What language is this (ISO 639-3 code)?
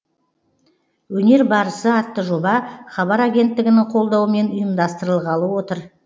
kaz